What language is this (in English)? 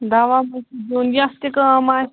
Kashmiri